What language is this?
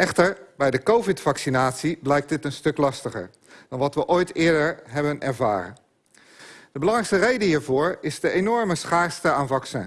Dutch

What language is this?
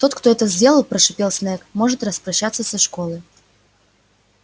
Russian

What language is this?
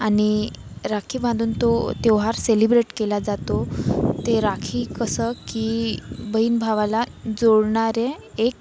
Marathi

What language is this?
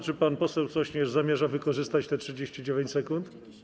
Polish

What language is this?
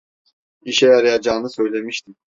Turkish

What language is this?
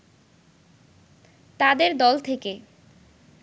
Bangla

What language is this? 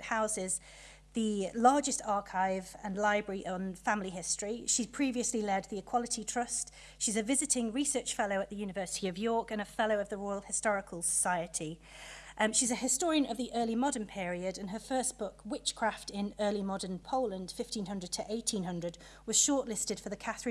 English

